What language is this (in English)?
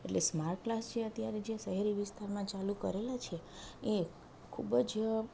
Gujarati